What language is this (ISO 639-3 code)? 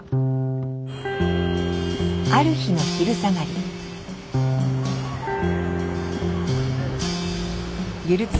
jpn